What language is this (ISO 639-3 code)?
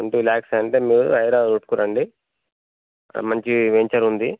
tel